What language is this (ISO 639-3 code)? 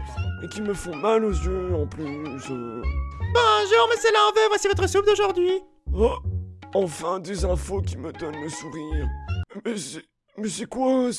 fra